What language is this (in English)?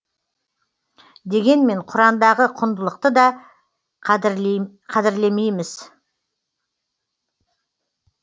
Kazakh